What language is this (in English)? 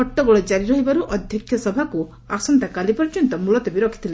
Odia